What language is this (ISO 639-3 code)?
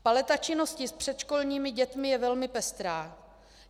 ces